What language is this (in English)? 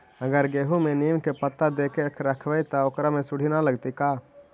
Magahi